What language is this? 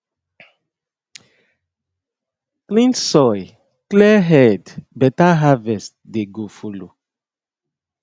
Nigerian Pidgin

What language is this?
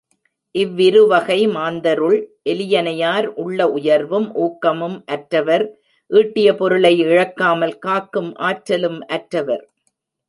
Tamil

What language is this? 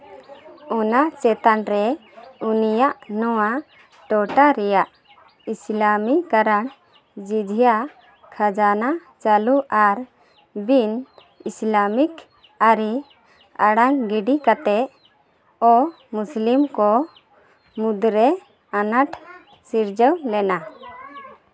Santali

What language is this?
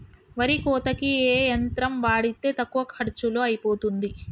Telugu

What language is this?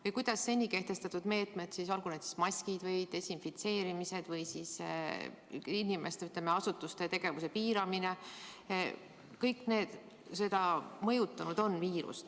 Estonian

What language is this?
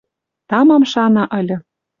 Western Mari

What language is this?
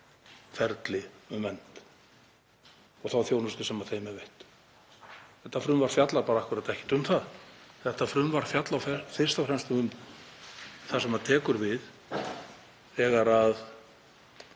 Icelandic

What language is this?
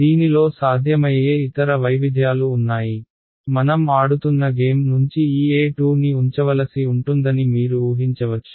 Telugu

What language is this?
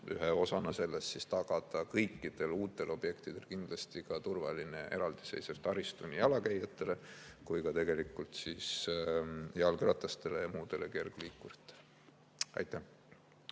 Estonian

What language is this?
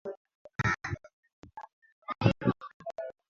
Swahili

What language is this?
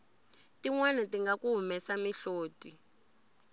Tsonga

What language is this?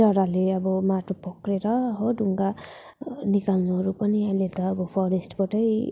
Nepali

